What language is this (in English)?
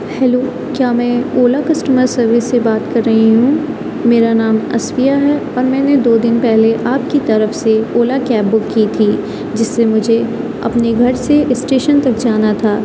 Urdu